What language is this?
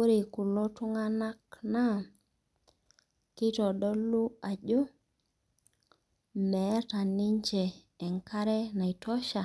Masai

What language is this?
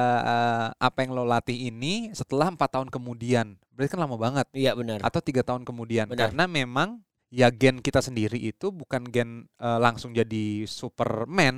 Indonesian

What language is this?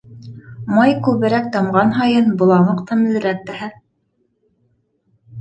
Bashkir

